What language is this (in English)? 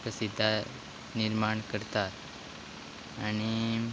Konkani